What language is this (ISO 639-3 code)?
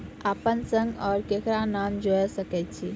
mai